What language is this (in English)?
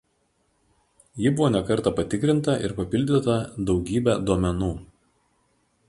Lithuanian